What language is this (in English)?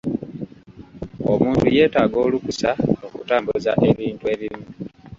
Ganda